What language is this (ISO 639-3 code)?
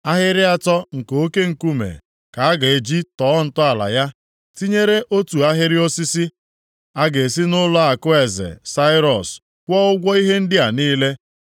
ibo